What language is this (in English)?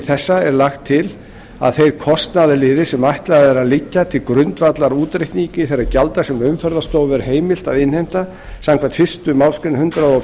Icelandic